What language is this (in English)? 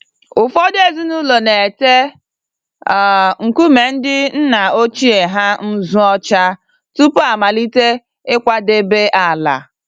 Igbo